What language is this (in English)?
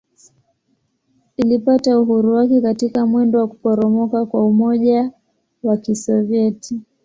Swahili